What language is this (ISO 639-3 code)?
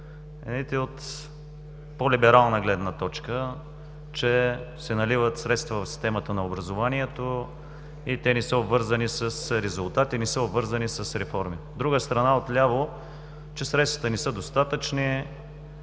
bul